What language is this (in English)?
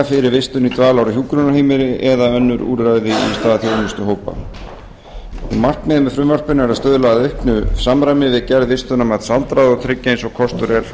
Icelandic